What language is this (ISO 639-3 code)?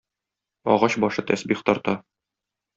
tat